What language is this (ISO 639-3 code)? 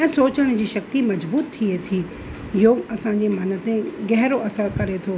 snd